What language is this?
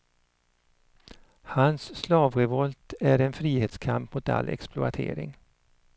Swedish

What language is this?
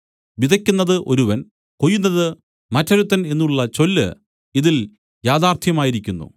Malayalam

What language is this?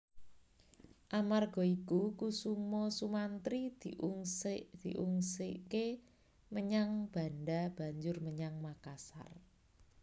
Javanese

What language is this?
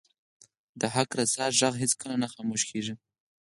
Pashto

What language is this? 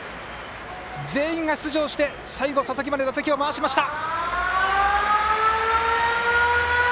Japanese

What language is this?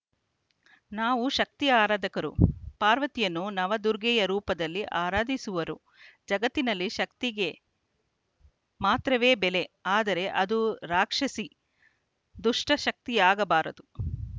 Kannada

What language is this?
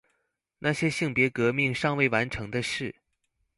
Chinese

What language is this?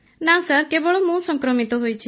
Odia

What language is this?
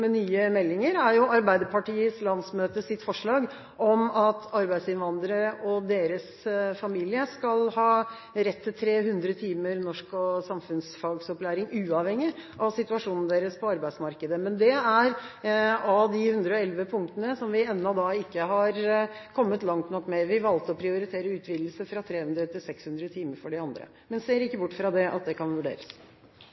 Norwegian Bokmål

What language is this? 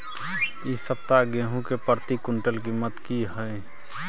Maithili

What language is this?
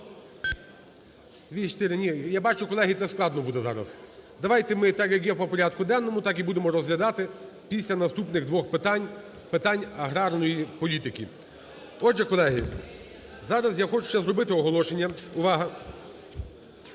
Ukrainian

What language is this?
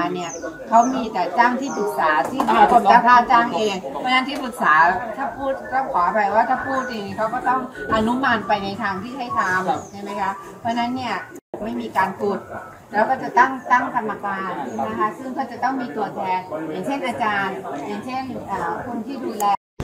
Thai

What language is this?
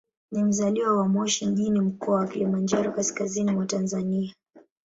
Swahili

